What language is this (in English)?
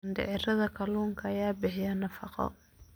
Somali